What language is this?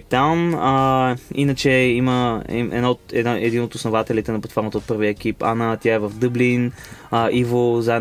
Bulgarian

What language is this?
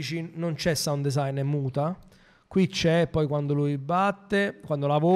Italian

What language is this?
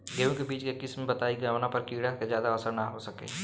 Bhojpuri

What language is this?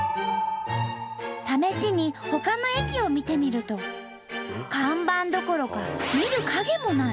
Japanese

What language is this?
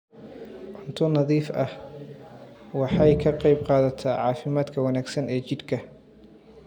Somali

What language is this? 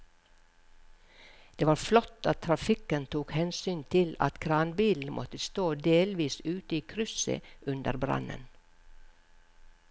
Norwegian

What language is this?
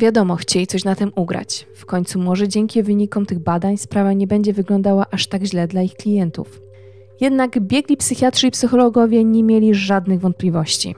Polish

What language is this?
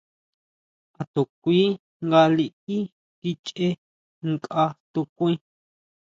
Huautla Mazatec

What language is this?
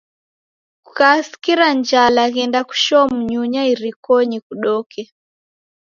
Taita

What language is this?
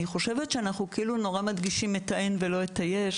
Hebrew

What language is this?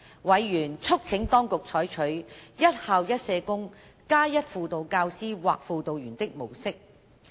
Cantonese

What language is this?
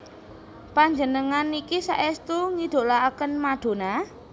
Javanese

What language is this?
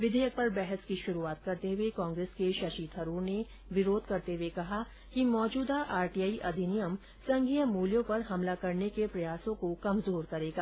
Hindi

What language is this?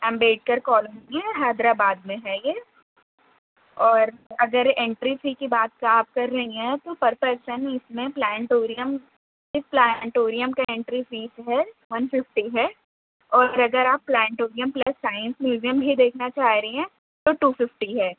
Urdu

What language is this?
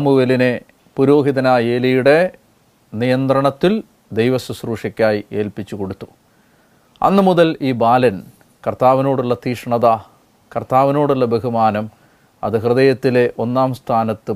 Malayalam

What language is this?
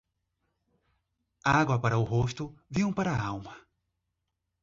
Portuguese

